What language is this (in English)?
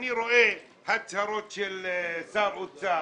Hebrew